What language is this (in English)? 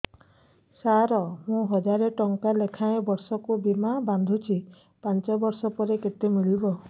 Odia